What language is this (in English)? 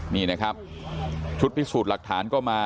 Thai